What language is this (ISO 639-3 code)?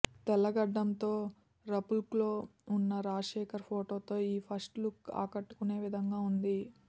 tel